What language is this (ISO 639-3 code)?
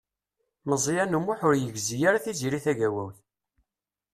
kab